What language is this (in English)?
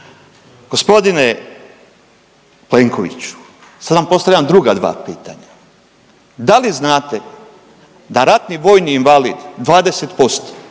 Croatian